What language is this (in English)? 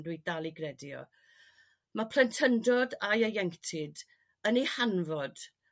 Welsh